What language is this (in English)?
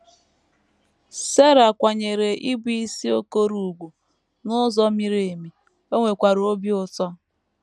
Igbo